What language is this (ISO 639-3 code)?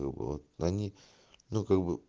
rus